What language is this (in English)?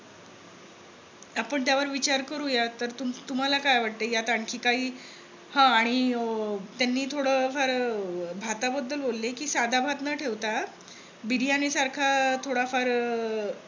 Marathi